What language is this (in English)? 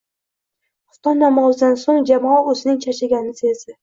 Uzbek